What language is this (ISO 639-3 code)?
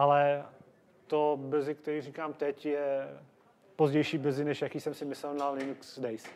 ces